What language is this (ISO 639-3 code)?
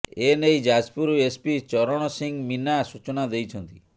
ori